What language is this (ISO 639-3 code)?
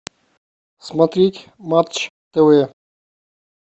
rus